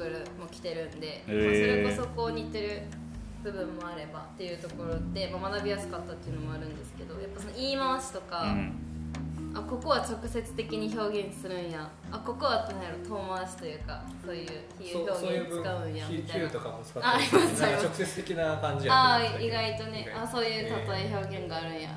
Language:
Japanese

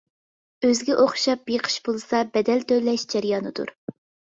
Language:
Uyghur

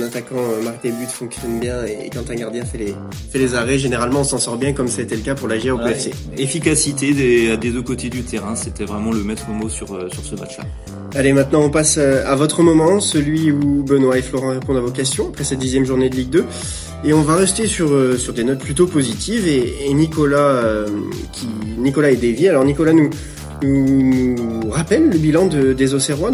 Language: French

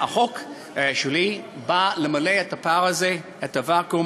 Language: Hebrew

